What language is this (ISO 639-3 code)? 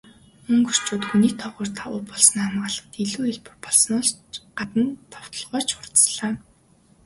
mon